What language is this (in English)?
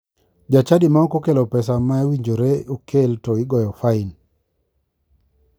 Luo (Kenya and Tanzania)